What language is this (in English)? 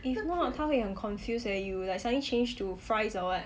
English